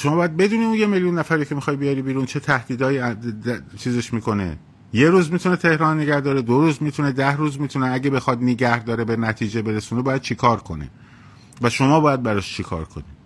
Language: Persian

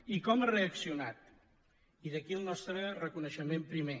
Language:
Catalan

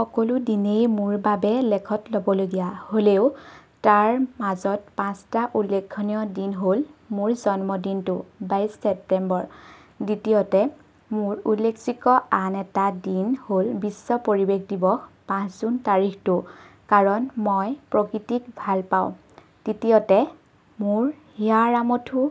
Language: Assamese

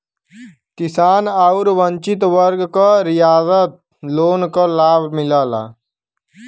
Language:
Bhojpuri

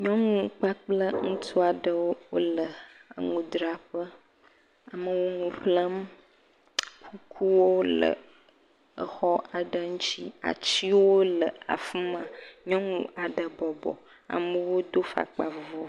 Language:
Ewe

